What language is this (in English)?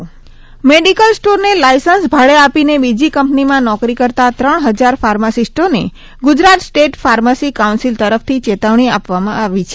Gujarati